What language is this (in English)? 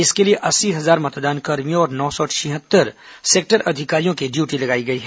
Hindi